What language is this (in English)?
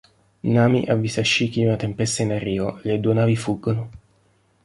Italian